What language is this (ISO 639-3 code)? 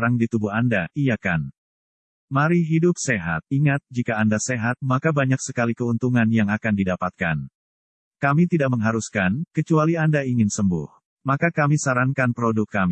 ind